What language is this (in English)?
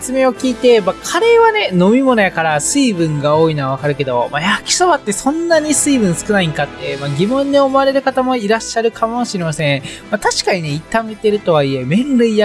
Japanese